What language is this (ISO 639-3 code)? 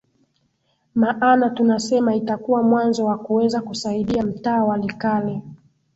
swa